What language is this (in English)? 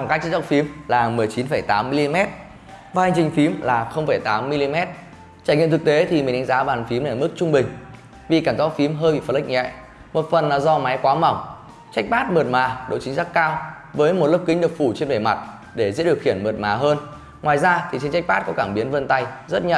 Vietnamese